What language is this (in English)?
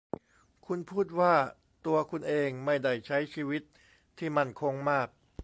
Thai